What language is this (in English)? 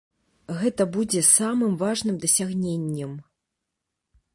Belarusian